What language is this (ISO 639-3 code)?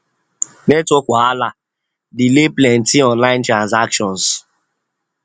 pcm